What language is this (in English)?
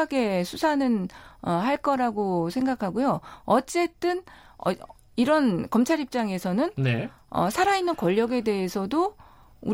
Korean